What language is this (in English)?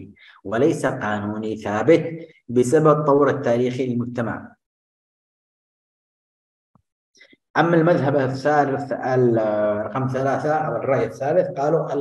Arabic